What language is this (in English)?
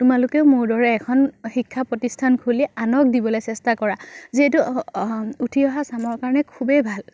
Assamese